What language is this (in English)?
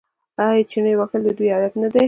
Pashto